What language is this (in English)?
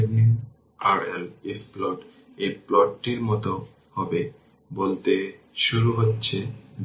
Bangla